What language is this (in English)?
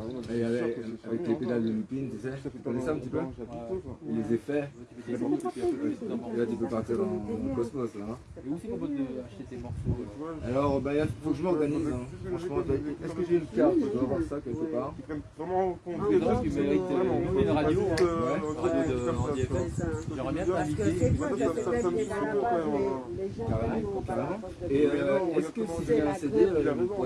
French